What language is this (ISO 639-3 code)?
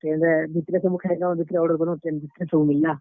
ori